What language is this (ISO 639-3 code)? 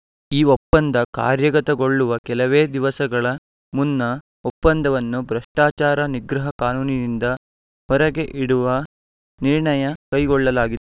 kan